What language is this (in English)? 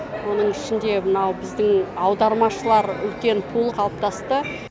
Kazakh